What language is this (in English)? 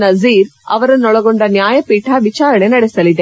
Kannada